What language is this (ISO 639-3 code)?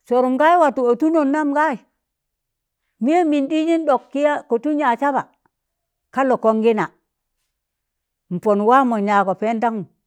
tan